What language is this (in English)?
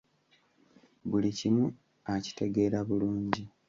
Ganda